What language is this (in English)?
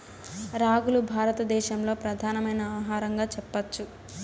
Telugu